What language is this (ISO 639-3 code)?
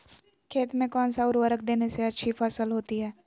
mag